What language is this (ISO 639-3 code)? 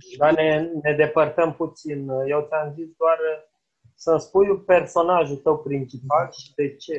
ron